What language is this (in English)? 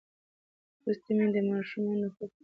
Pashto